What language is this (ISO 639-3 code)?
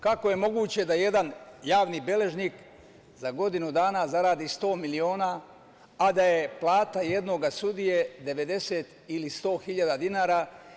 srp